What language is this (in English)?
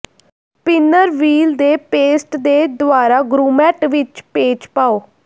Punjabi